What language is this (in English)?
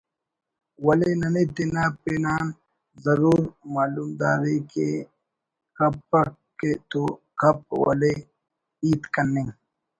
Brahui